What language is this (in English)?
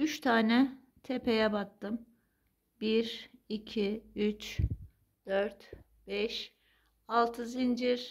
Turkish